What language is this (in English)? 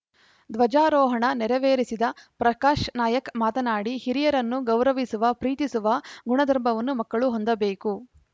Kannada